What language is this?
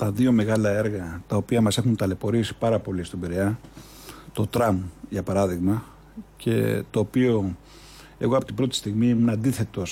Greek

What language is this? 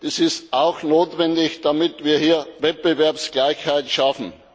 German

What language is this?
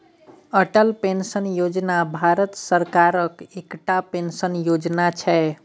Maithili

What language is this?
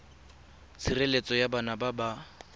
Tswana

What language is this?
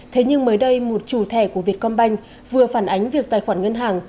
Vietnamese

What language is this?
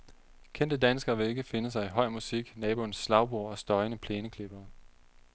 Danish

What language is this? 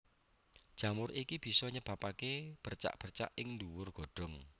Javanese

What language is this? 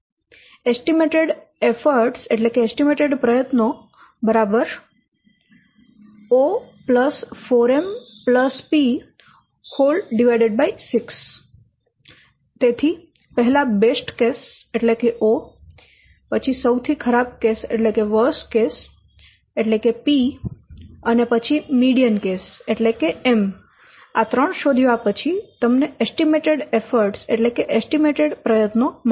Gujarati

